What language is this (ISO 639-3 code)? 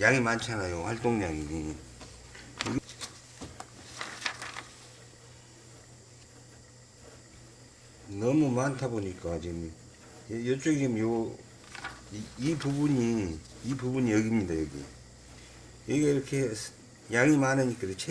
kor